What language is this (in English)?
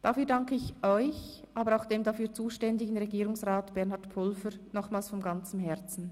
Swiss German